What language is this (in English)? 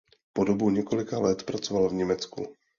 Czech